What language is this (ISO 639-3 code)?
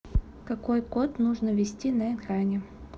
rus